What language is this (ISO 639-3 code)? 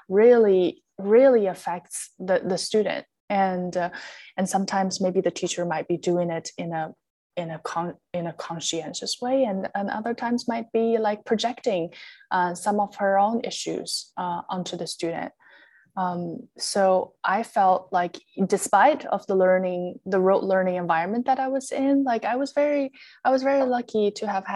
eng